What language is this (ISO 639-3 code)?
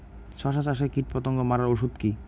ben